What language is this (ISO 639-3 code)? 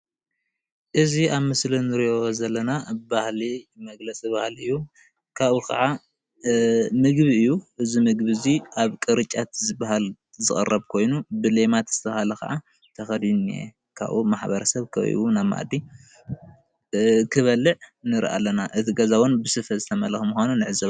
tir